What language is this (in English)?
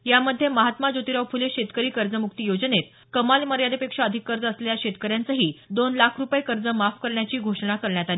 Marathi